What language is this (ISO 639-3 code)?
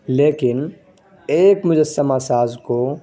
urd